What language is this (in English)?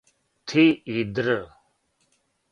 Serbian